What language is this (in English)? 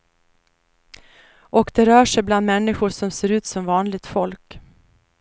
Swedish